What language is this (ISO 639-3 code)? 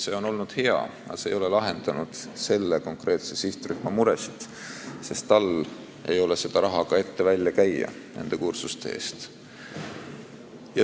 est